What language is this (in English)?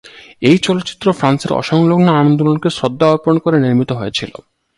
Bangla